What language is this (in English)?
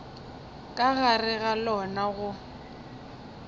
Northern Sotho